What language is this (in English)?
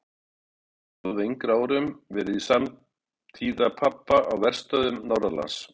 Icelandic